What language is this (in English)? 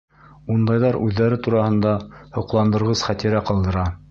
Bashkir